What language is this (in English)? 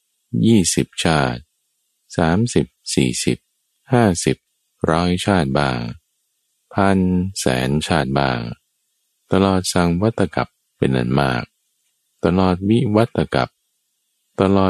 Thai